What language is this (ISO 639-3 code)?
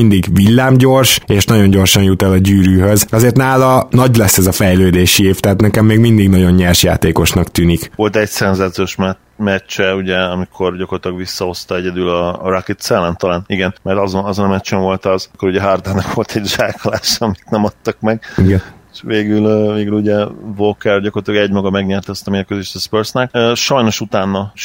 hun